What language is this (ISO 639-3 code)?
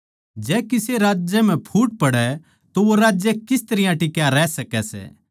bgc